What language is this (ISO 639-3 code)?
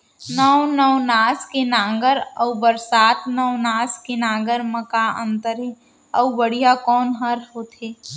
hne